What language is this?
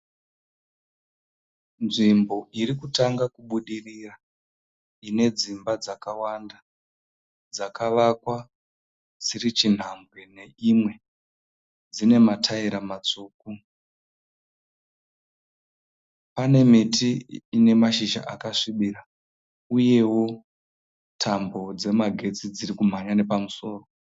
Shona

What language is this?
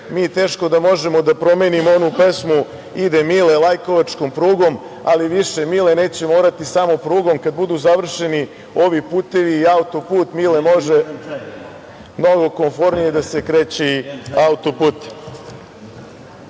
Serbian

